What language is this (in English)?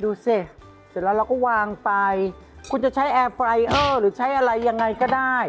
Thai